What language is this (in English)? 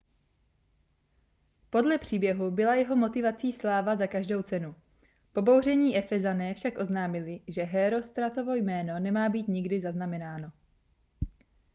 Czech